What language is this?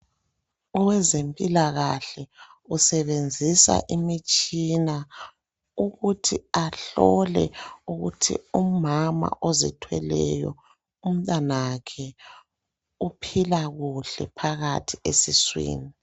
North Ndebele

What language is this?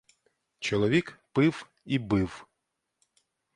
Ukrainian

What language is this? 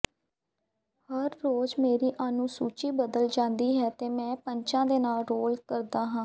Punjabi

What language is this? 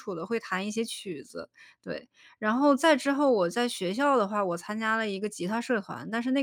Chinese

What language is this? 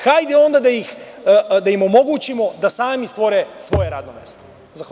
Serbian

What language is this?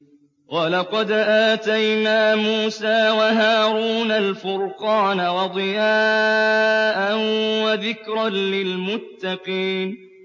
Arabic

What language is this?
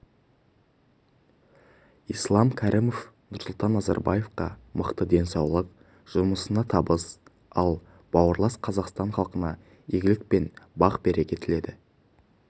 Kazakh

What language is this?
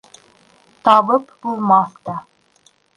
Bashkir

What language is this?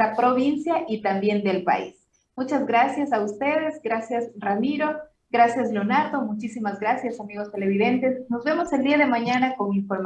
Spanish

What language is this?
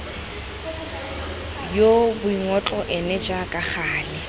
Tswana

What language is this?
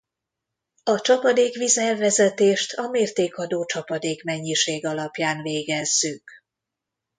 Hungarian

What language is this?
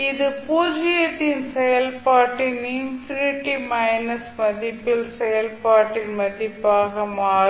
Tamil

